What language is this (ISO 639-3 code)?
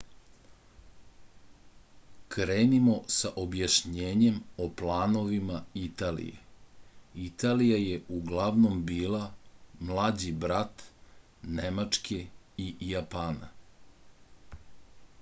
srp